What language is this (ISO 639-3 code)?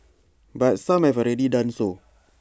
eng